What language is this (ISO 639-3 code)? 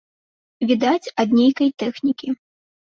bel